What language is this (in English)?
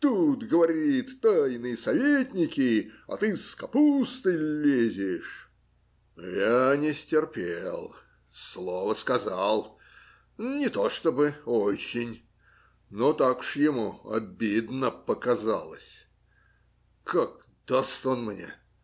Russian